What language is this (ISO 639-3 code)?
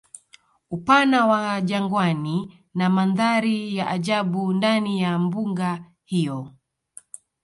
swa